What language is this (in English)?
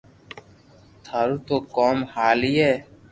Loarki